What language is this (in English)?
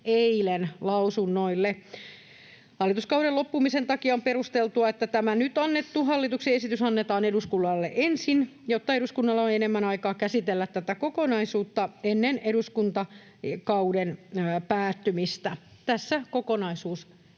Finnish